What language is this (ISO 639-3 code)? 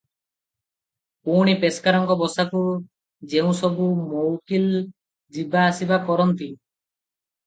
ori